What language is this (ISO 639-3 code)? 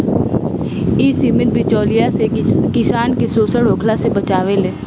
bho